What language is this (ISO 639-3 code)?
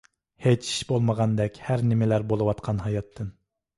uig